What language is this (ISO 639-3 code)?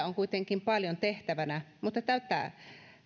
fin